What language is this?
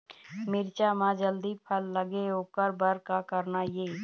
Chhattisgarhi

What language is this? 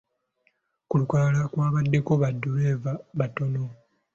Ganda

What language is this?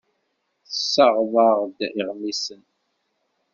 Kabyle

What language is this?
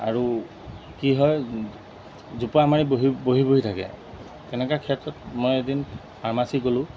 Assamese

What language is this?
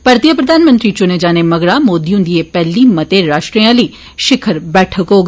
Dogri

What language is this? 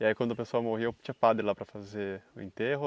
Portuguese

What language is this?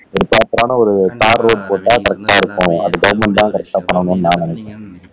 Tamil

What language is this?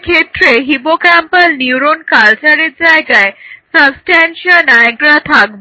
Bangla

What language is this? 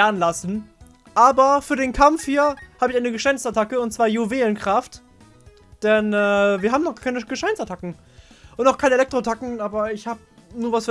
German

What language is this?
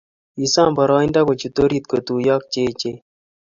Kalenjin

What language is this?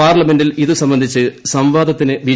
Malayalam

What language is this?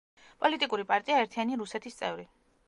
Georgian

